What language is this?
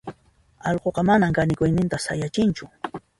Puno Quechua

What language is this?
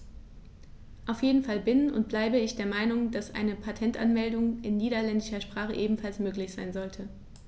German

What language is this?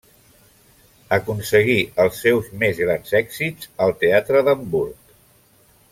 Catalan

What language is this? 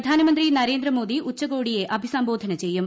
Malayalam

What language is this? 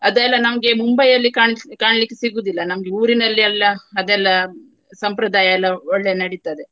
Kannada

